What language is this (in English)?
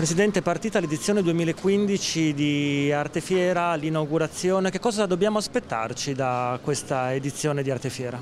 Italian